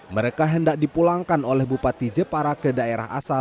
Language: Indonesian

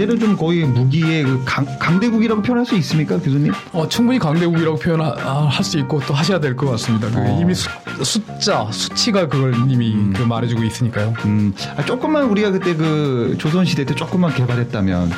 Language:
Korean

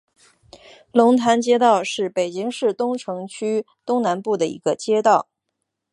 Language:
Chinese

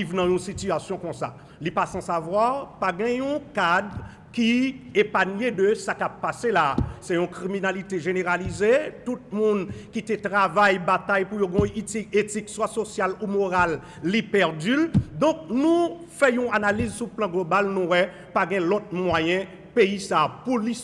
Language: French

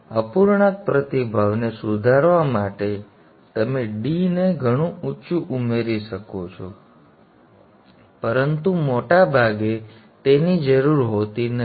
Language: Gujarati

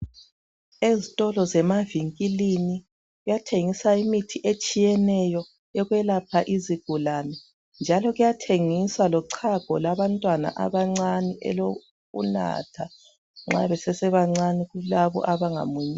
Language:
North Ndebele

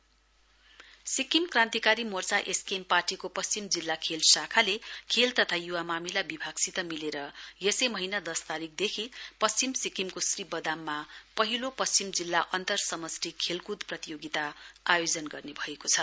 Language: Nepali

